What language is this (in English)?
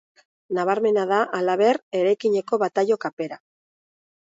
Basque